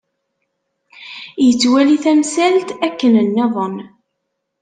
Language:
Kabyle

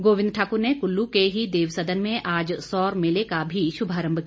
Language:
Hindi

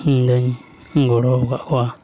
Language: Santali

